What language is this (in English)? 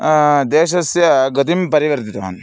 Sanskrit